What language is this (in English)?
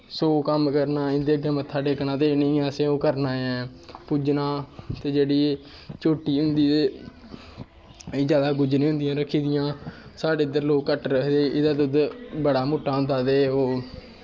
Dogri